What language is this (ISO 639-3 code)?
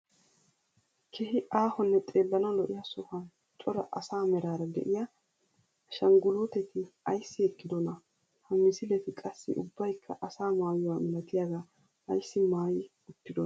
wal